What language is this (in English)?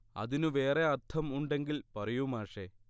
Malayalam